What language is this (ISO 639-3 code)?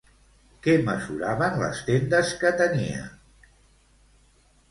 cat